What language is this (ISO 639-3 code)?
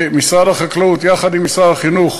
heb